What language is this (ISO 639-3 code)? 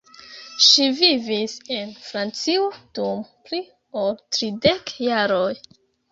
epo